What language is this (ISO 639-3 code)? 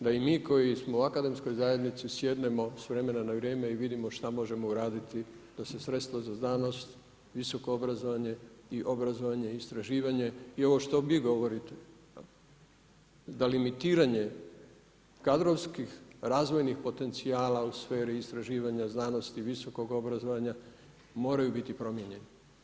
hrv